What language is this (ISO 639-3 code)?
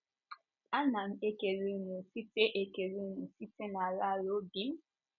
ibo